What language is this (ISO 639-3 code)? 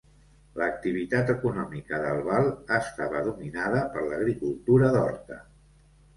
cat